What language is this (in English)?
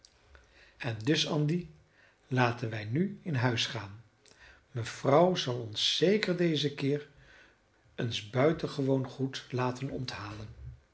Dutch